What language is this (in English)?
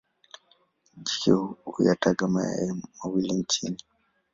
Swahili